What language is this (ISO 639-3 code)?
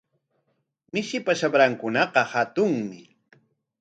qwa